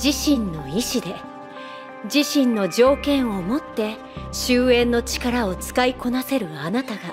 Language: Japanese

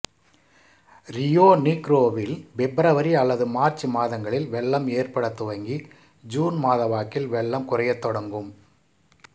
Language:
Tamil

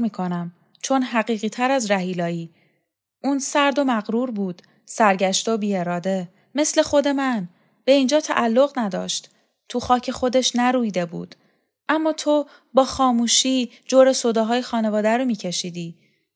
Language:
Persian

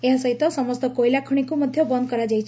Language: Odia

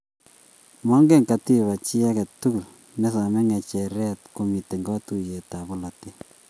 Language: Kalenjin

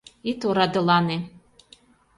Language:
Mari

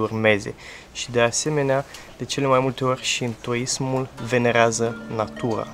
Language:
Romanian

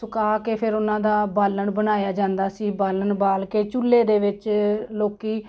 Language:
Punjabi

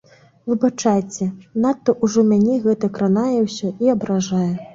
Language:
Belarusian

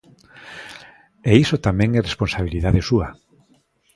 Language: Galician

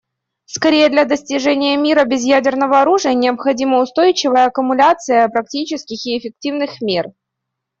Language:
Russian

